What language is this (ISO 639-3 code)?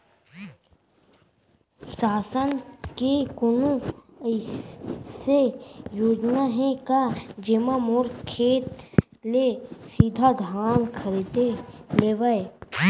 hne